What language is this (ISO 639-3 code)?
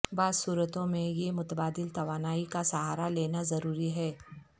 urd